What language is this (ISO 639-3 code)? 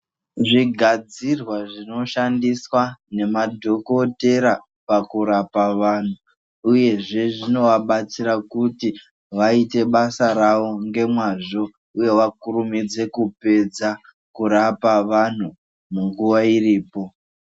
ndc